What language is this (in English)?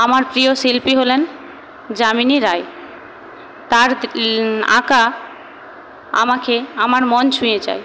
Bangla